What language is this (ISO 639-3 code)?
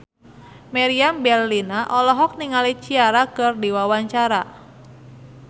sun